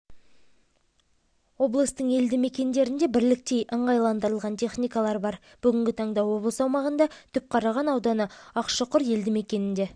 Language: Kazakh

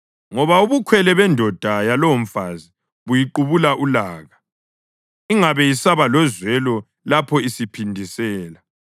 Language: North Ndebele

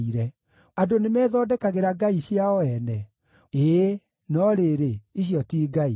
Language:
Kikuyu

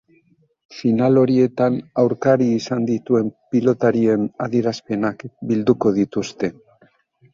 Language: Basque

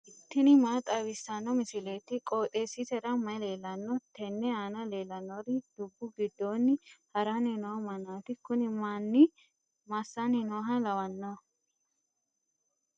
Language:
Sidamo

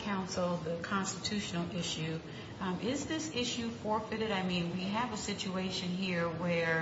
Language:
English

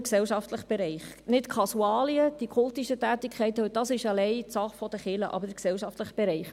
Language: Swiss German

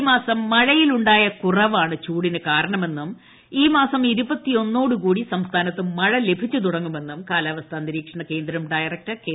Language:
Malayalam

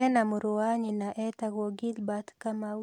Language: Kikuyu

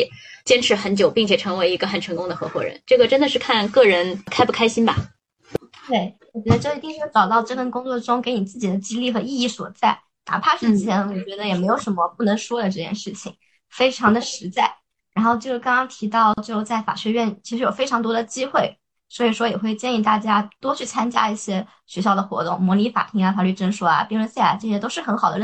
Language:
Chinese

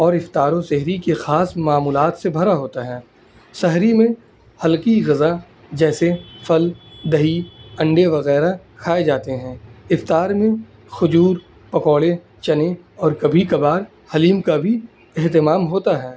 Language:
Urdu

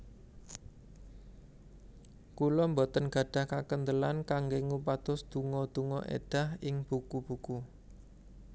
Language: Javanese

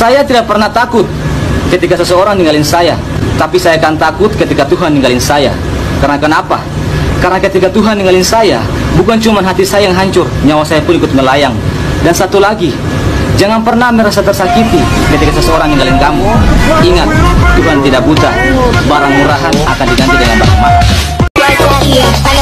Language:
Indonesian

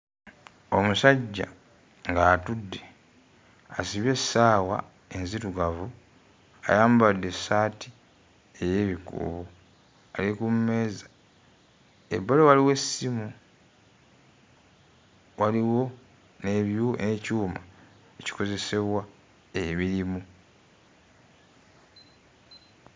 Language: Ganda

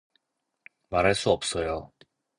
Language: Korean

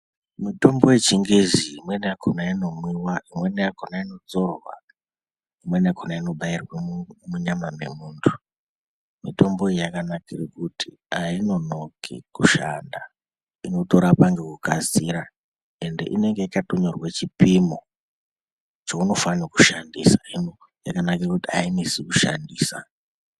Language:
Ndau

